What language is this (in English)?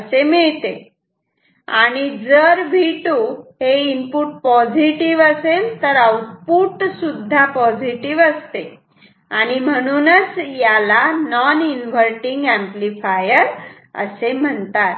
Marathi